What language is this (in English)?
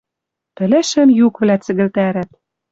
Western Mari